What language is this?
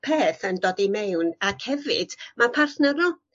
Welsh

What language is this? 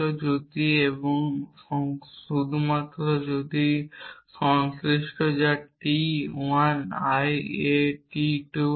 Bangla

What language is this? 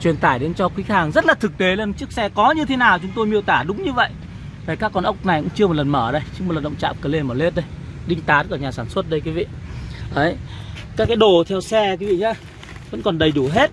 Vietnamese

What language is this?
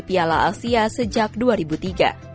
Indonesian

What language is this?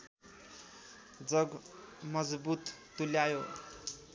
Nepali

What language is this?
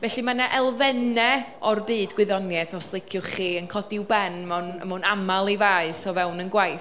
Welsh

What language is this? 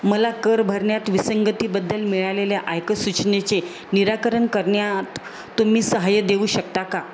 Marathi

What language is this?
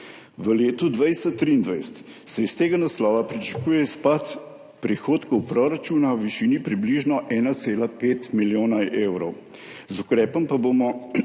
Slovenian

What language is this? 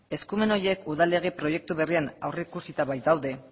Basque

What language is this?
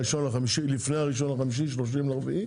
Hebrew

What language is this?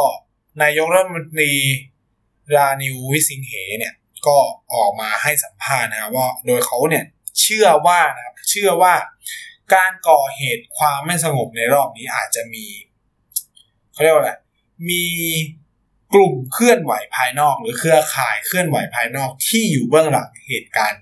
Thai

